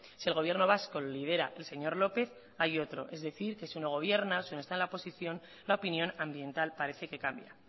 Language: Spanish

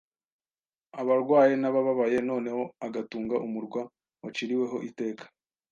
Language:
Kinyarwanda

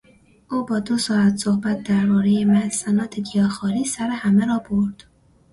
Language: Persian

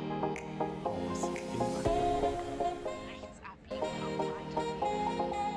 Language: German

